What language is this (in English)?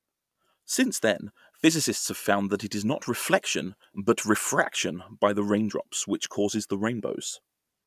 English